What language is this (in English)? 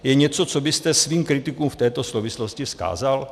Czech